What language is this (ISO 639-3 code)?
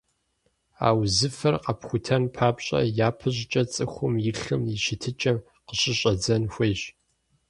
kbd